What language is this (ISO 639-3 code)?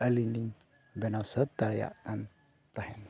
sat